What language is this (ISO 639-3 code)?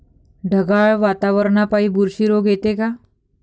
mar